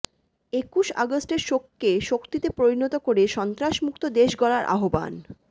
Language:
Bangla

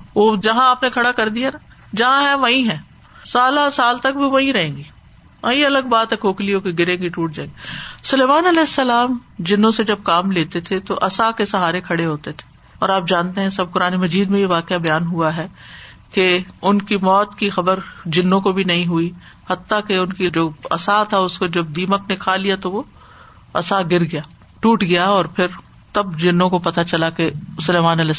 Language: Urdu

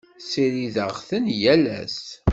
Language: Kabyle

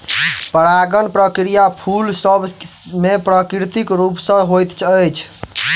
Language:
Maithili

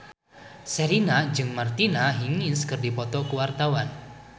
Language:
Sundanese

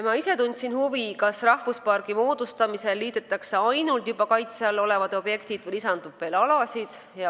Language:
Estonian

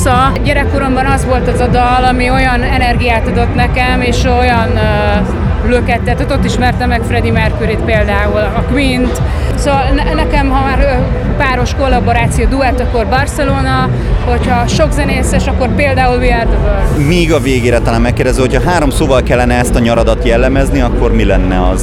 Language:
Hungarian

